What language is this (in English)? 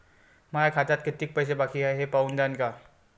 Marathi